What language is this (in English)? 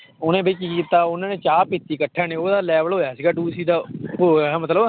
Punjabi